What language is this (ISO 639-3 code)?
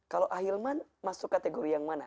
ind